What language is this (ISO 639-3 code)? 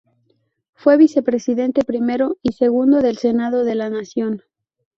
spa